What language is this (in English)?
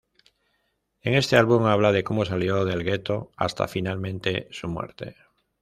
Spanish